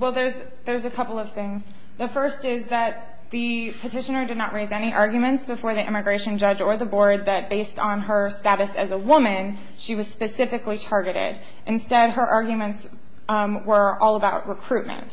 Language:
English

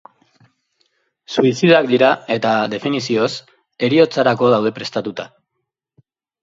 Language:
Basque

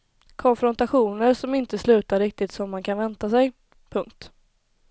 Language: Swedish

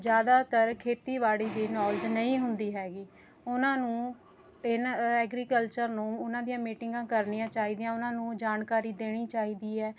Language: Punjabi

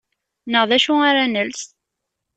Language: Kabyle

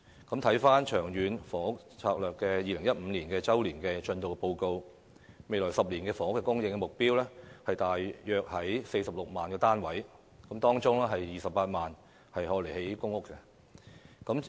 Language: Cantonese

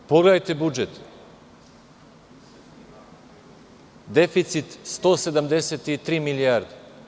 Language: Serbian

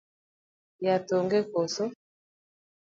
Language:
Luo (Kenya and Tanzania)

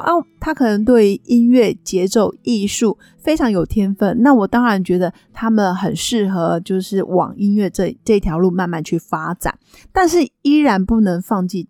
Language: Chinese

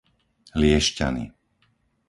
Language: Slovak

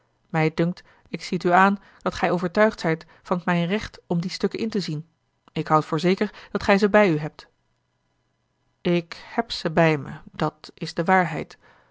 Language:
Dutch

